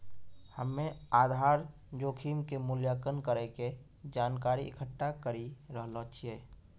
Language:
Maithili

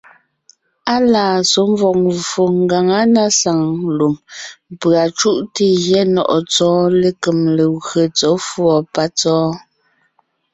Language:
Ngiemboon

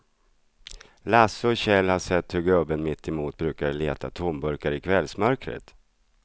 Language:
Swedish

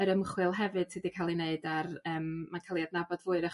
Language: Welsh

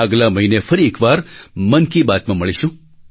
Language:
Gujarati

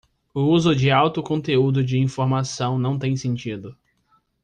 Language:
Portuguese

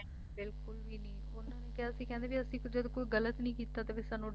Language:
Punjabi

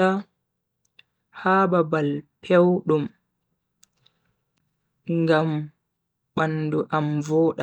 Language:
Bagirmi Fulfulde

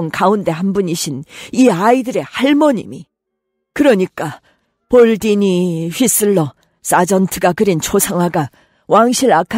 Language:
Korean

